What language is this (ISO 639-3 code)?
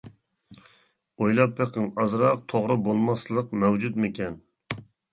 uig